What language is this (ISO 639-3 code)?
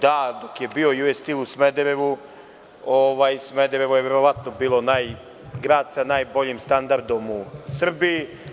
srp